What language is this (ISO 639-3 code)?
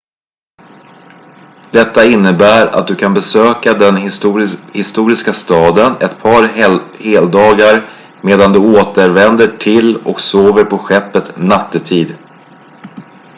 swe